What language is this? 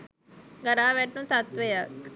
Sinhala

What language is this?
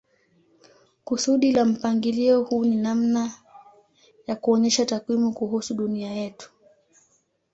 Swahili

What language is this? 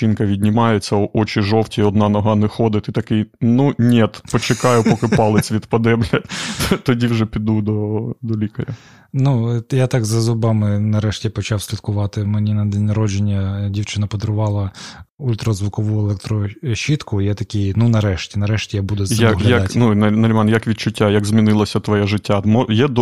Ukrainian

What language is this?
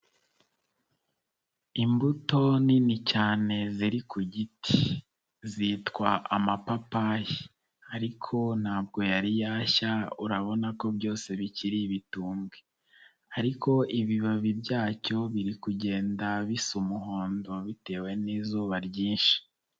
Kinyarwanda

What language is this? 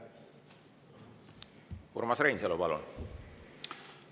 Estonian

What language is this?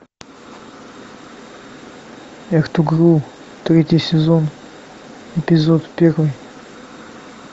Russian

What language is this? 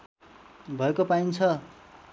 Nepali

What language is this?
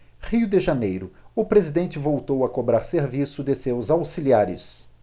Portuguese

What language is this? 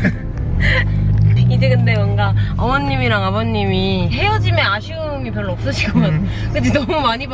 Korean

